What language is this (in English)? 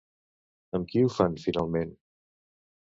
Catalan